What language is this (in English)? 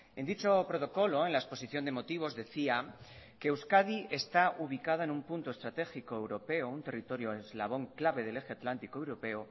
Spanish